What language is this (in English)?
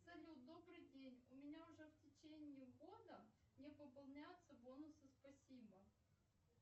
Russian